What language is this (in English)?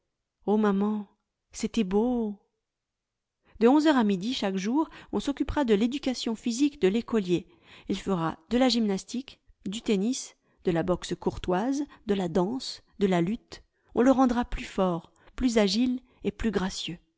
French